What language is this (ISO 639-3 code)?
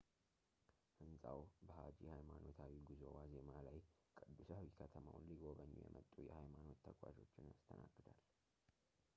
amh